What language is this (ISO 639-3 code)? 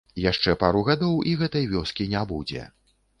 bel